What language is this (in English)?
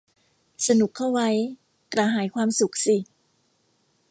Thai